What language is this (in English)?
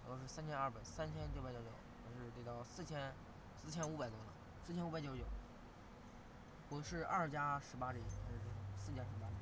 Chinese